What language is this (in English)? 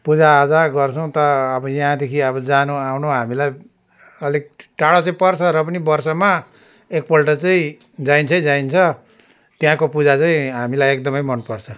Nepali